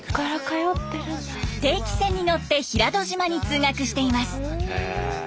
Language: Japanese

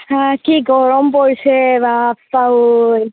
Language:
Assamese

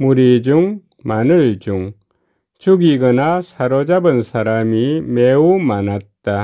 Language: Korean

